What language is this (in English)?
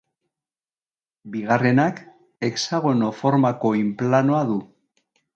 Basque